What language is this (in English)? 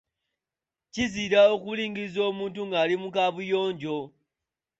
Ganda